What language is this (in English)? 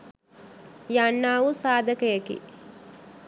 Sinhala